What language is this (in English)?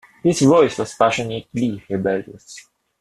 English